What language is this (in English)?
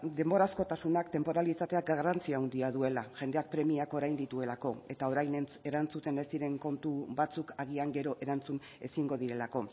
Basque